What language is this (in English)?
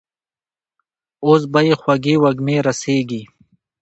Pashto